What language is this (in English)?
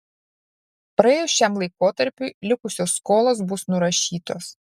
Lithuanian